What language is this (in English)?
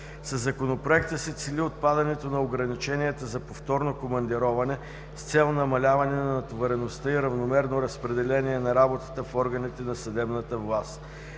Bulgarian